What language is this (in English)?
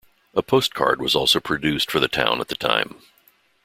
English